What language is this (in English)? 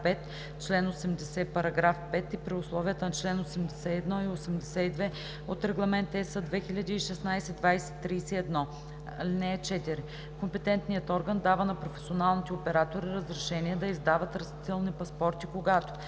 Bulgarian